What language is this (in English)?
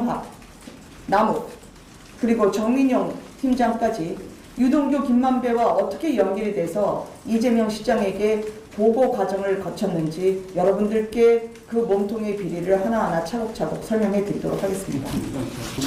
Korean